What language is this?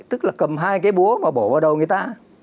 Vietnamese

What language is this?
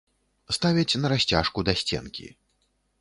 Belarusian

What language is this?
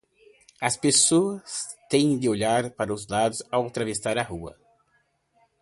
Portuguese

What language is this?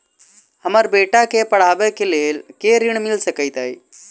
Maithili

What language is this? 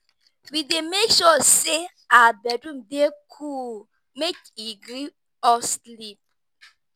Nigerian Pidgin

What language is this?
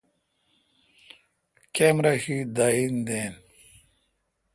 Kalkoti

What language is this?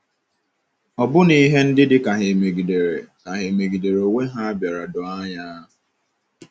Igbo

